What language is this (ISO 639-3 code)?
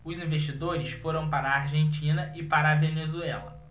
por